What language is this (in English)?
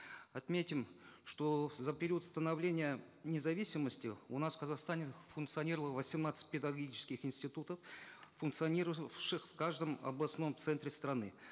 Kazakh